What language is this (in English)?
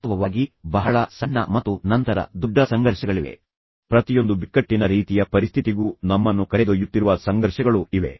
Kannada